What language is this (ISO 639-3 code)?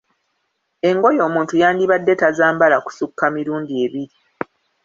lug